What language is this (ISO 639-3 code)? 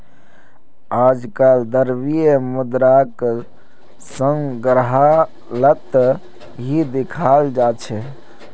mag